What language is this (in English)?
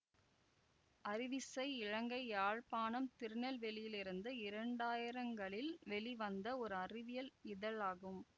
Tamil